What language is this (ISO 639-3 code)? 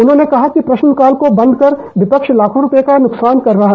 hin